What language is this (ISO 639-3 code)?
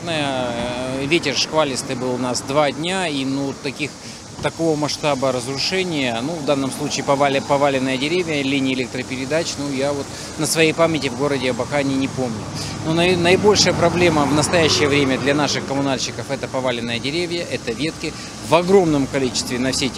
rus